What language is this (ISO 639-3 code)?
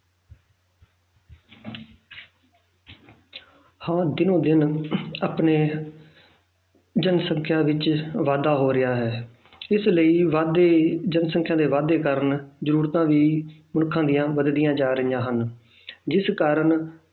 pan